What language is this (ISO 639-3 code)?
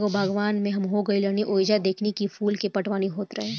bho